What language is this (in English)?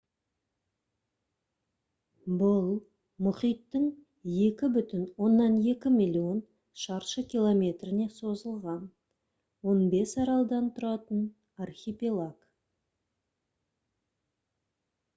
Kazakh